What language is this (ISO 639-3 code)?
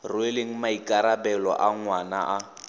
tsn